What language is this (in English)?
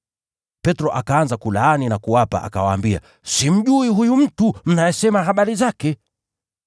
Swahili